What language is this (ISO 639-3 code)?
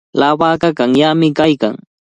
qvl